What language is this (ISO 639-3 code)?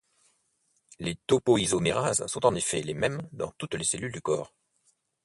fra